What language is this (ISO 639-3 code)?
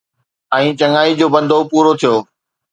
snd